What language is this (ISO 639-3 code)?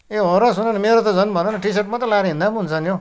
nep